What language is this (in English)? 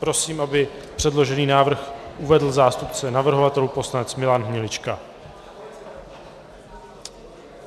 Czech